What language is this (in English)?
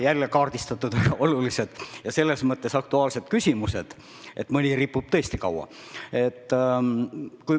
Estonian